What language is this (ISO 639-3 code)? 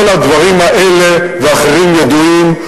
heb